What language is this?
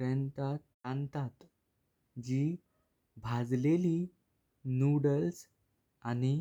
Konkani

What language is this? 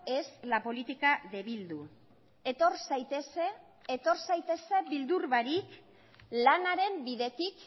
Basque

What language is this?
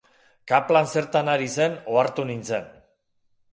Basque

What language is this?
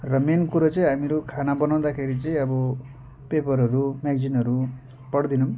Nepali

